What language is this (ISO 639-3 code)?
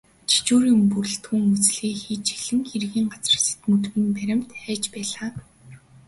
mon